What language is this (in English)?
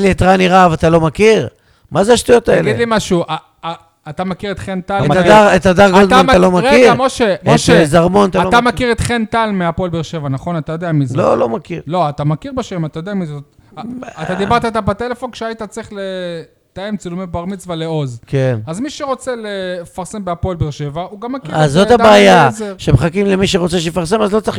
Hebrew